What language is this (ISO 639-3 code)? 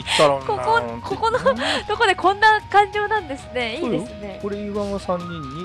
jpn